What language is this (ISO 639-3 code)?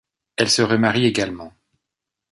fra